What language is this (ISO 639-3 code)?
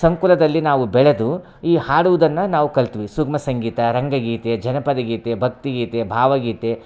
kan